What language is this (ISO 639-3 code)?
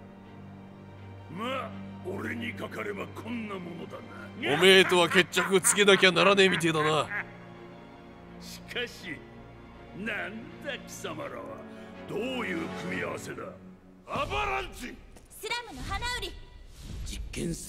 jpn